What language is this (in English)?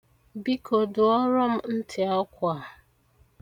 Igbo